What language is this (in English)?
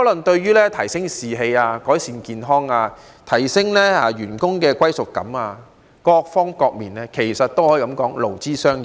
Cantonese